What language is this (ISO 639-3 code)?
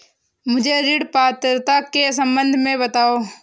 hin